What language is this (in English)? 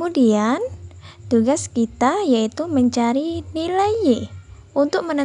Indonesian